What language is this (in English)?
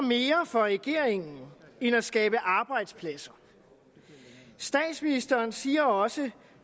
Danish